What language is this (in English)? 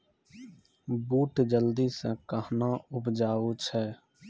Maithili